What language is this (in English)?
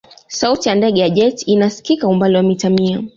Swahili